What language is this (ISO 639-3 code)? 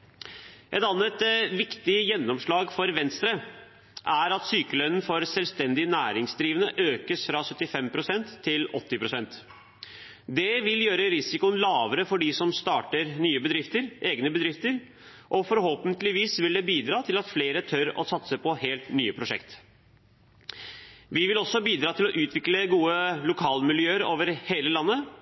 nob